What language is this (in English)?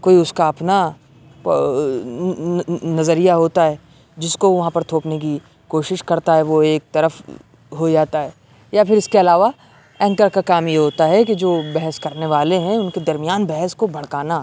Urdu